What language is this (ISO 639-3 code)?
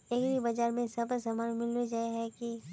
mag